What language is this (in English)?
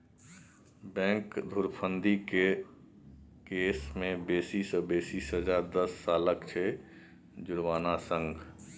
Maithili